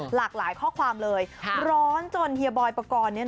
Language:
Thai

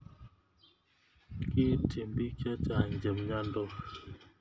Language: Kalenjin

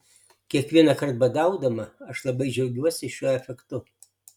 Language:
Lithuanian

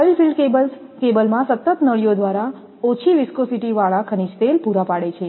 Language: Gujarati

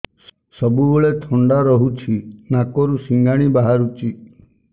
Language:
Odia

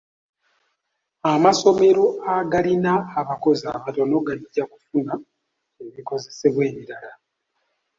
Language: Ganda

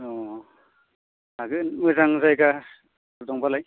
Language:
Bodo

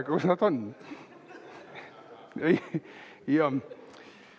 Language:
Estonian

